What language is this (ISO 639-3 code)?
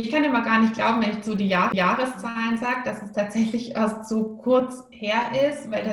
deu